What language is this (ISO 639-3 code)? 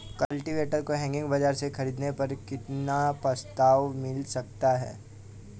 hin